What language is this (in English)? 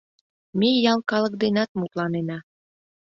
Mari